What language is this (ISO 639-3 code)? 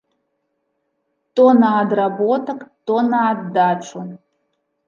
bel